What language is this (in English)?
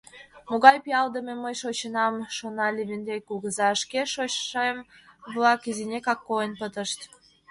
Mari